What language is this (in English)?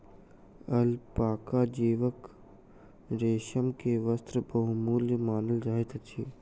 Maithili